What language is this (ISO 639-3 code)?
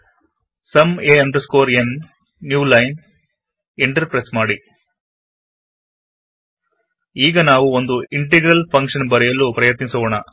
kan